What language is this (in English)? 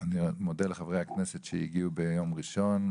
Hebrew